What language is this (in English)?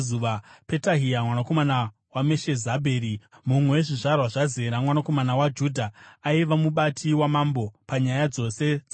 Shona